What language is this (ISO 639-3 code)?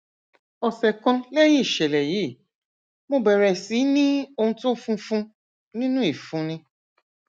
yor